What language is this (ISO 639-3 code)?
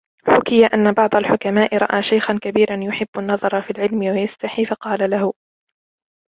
ara